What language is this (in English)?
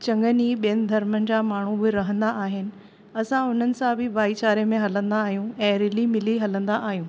Sindhi